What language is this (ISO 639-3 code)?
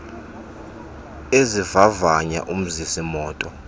xho